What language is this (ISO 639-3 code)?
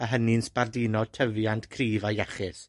cym